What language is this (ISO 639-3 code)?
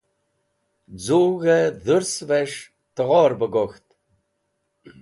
wbl